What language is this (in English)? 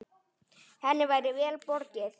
Icelandic